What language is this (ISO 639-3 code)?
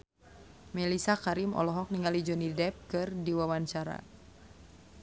sun